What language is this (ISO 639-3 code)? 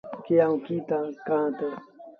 sbn